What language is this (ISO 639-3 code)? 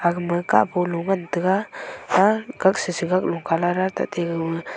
nnp